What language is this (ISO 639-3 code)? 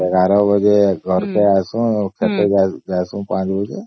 ori